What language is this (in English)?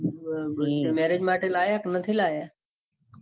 Gujarati